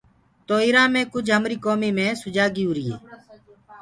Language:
Gurgula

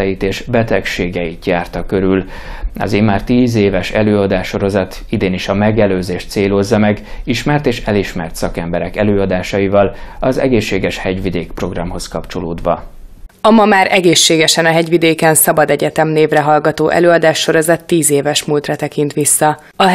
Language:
Hungarian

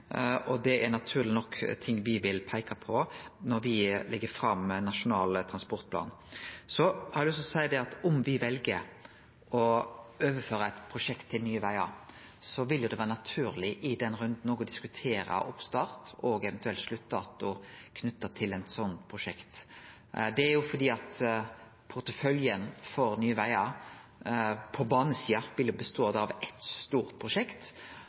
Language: Norwegian Nynorsk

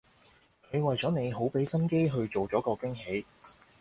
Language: Cantonese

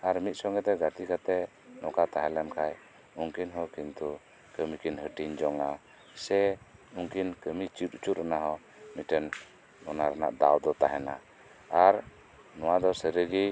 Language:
Santali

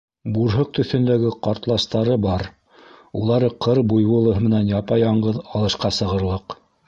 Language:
Bashkir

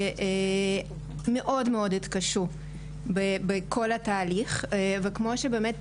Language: Hebrew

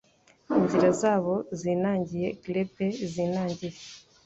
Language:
Kinyarwanda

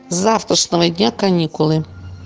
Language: Russian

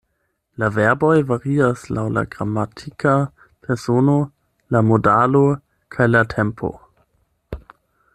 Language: Esperanto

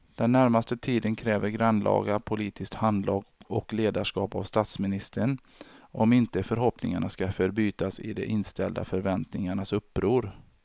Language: Swedish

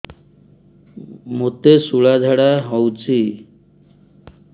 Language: Odia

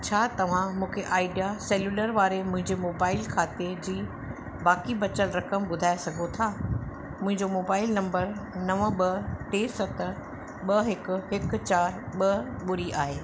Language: Sindhi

